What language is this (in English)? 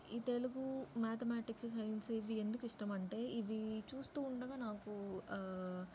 Telugu